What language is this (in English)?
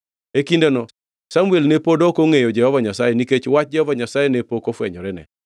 Luo (Kenya and Tanzania)